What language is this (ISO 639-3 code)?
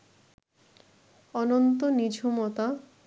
ben